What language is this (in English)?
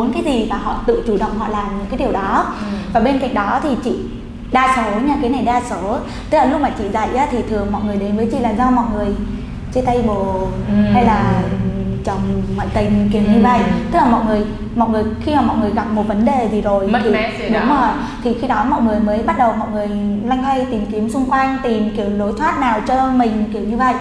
Vietnamese